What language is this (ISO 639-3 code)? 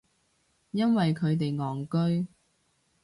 yue